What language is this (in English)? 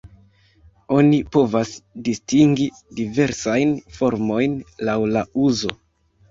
Esperanto